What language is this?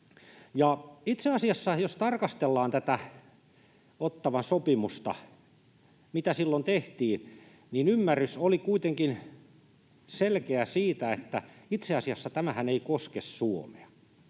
Finnish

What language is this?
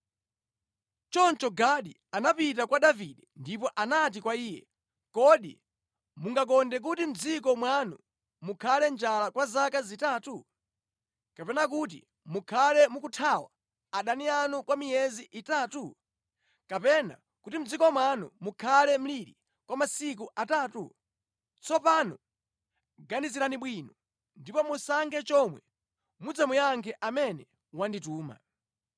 Nyanja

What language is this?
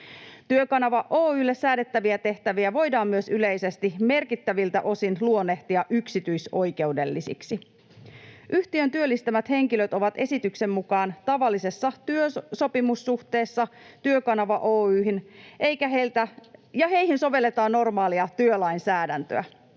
Finnish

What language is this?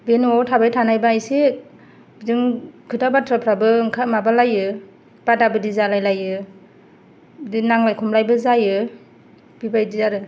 Bodo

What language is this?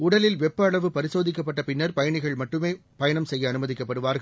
Tamil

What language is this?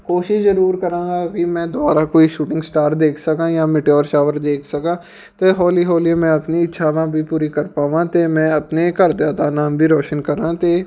Punjabi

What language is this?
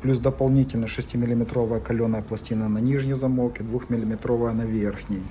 Russian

